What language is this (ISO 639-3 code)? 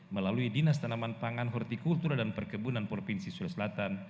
ind